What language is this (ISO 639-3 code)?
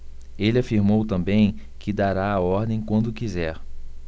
por